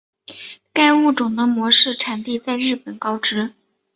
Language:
Chinese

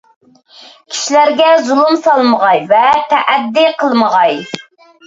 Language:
Uyghur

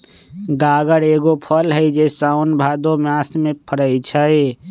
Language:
Magahi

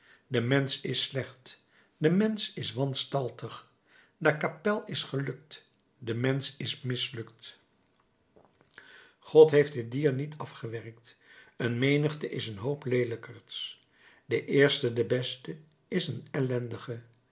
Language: Dutch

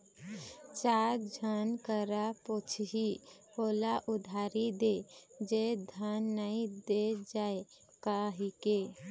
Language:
Chhattisgarhi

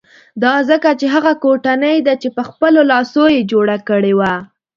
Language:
Pashto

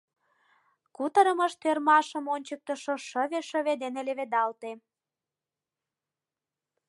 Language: Mari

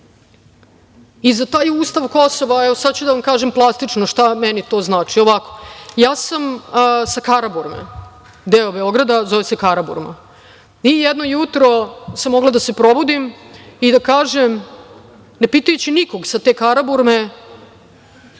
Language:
Serbian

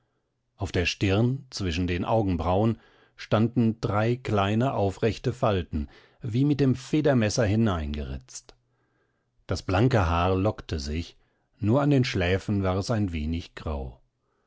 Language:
German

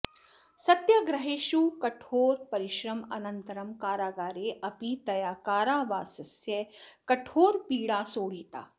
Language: Sanskrit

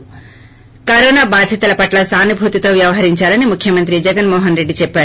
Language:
Telugu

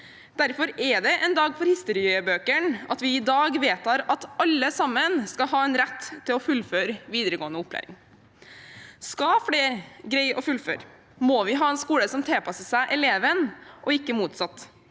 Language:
Norwegian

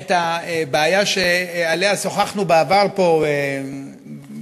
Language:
Hebrew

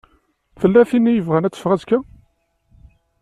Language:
Kabyle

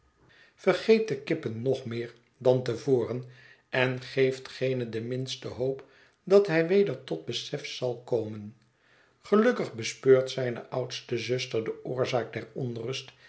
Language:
Dutch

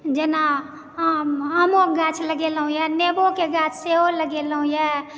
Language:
Maithili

